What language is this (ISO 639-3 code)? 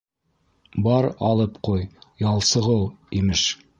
bak